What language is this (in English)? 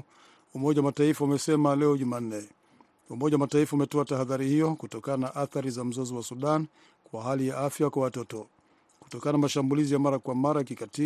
Swahili